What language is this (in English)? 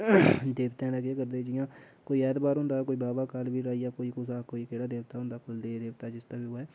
Dogri